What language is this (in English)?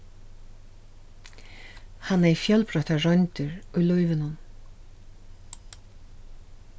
Faroese